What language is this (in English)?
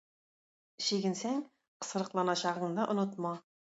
Tatar